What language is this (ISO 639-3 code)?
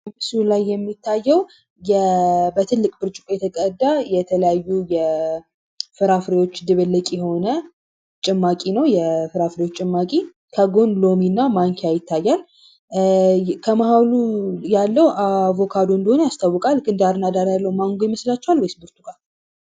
amh